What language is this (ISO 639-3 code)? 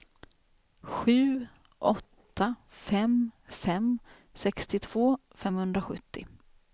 swe